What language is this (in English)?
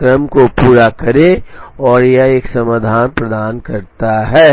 Hindi